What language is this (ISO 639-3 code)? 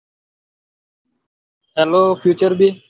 guj